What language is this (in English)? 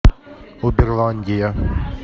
Russian